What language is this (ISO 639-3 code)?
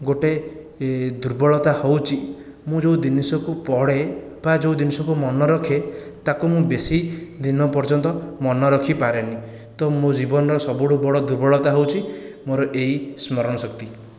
ori